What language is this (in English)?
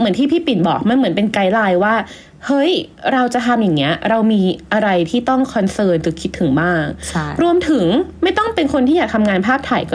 Thai